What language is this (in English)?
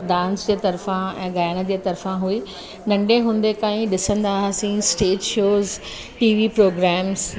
Sindhi